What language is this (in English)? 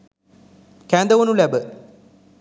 Sinhala